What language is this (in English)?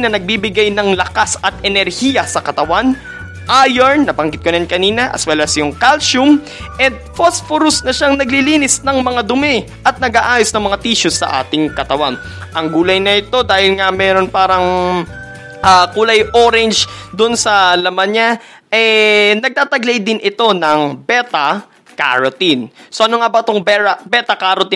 Filipino